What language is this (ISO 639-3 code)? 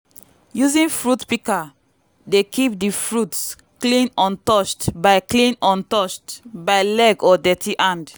pcm